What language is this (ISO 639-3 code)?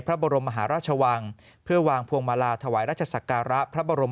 tha